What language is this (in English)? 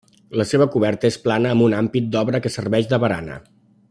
Catalan